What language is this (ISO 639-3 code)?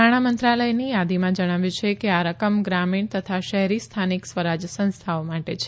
guj